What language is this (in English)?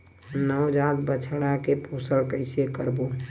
Chhattisgarhi